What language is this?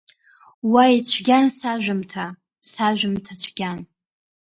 Abkhazian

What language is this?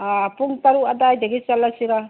Manipuri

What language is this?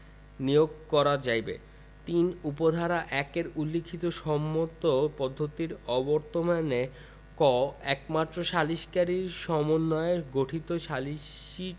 Bangla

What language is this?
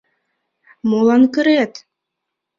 Mari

